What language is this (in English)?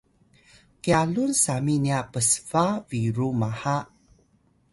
Atayal